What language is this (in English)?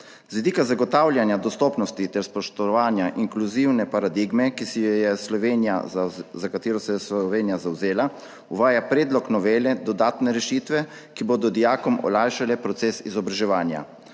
Slovenian